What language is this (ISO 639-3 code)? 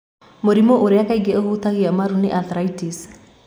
kik